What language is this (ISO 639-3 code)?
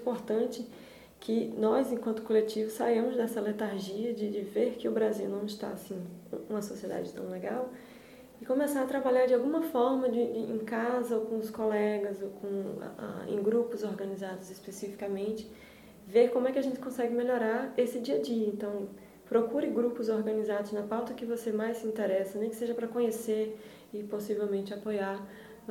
por